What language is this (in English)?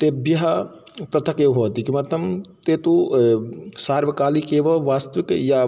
Sanskrit